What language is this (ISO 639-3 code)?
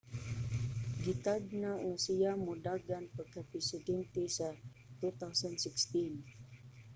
ceb